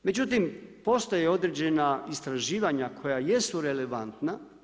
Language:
Croatian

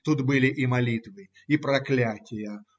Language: Russian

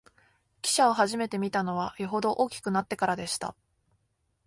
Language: Japanese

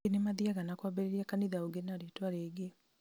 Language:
Kikuyu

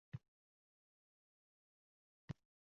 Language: Uzbek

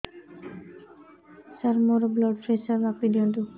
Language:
Odia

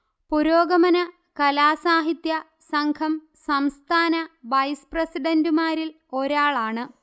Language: Malayalam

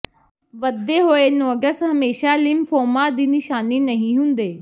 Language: Punjabi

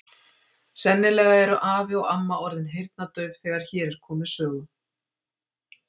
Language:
Icelandic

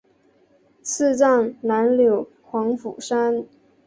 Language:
Chinese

